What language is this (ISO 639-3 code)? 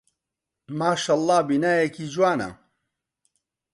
ckb